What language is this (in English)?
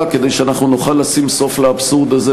Hebrew